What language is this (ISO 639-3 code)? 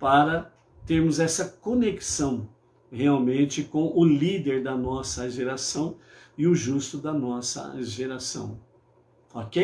por